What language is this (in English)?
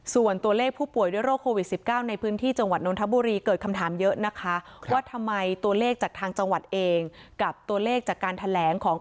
Thai